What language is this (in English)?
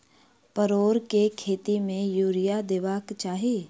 Maithili